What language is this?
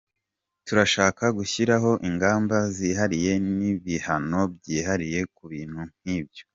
Kinyarwanda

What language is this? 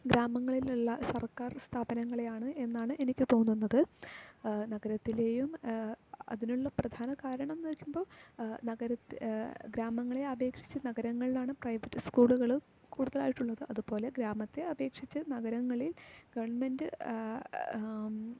Malayalam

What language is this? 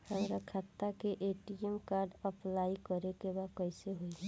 Bhojpuri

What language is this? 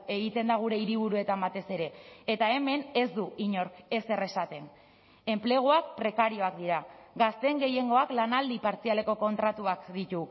Basque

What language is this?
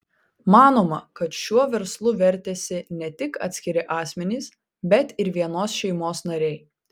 Lithuanian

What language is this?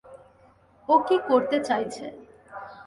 Bangla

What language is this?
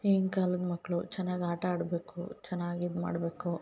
Kannada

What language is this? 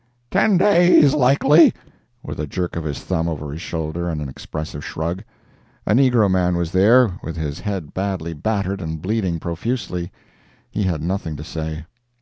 English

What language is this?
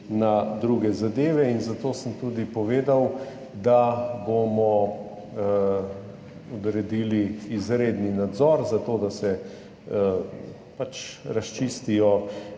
Slovenian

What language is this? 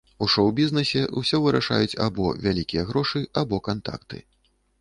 Belarusian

